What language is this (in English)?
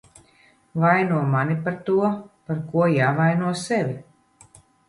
Latvian